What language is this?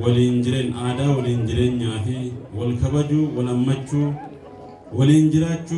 Amharic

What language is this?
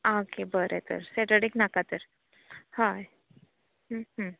Konkani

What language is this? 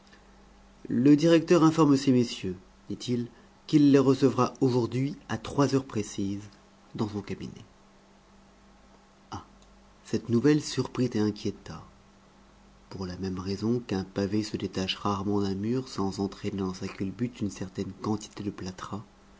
French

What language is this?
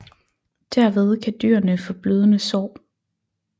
Danish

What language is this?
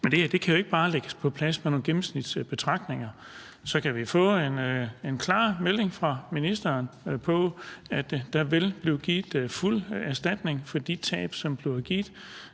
Danish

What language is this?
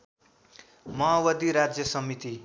Nepali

